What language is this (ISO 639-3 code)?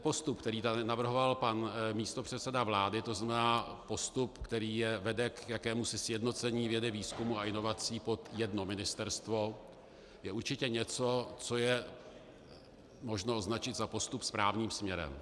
ces